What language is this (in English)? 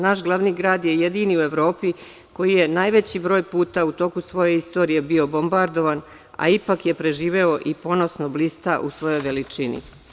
Serbian